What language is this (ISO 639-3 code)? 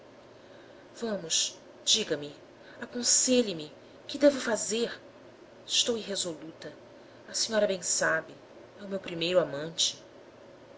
por